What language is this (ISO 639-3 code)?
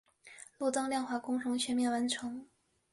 zho